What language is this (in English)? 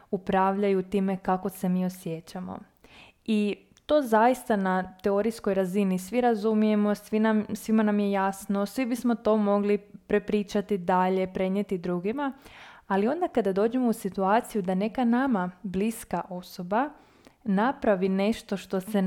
Croatian